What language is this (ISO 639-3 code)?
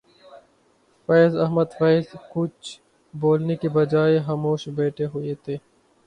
urd